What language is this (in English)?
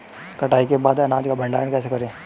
Hindi